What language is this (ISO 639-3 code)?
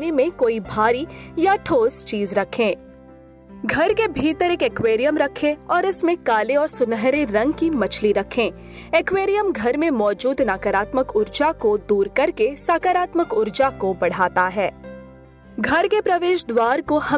hin